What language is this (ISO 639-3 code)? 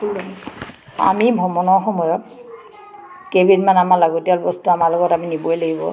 asm